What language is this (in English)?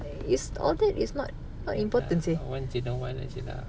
English